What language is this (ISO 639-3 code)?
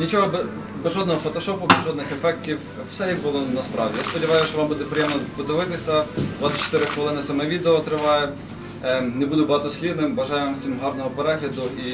ukr